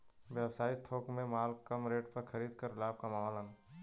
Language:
Bhojpuri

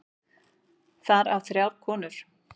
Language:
Icelandic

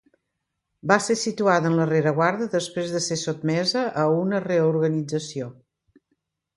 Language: Catalan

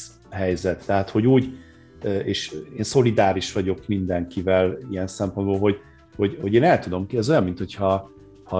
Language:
Hungarian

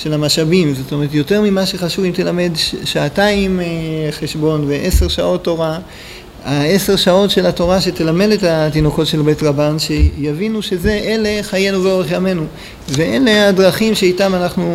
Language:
Hebrew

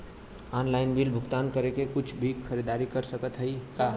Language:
Bhojpuri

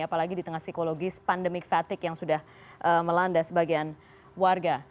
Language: Indonesian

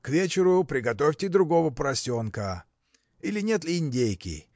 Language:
Russian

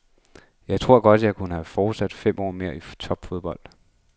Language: Danish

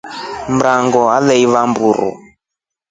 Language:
Rombo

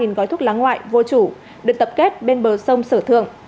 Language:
Vietnamese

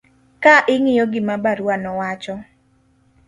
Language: Luo (Kenya and Tanzania)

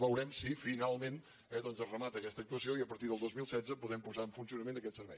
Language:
Catalan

